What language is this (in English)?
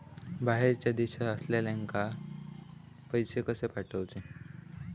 Marathi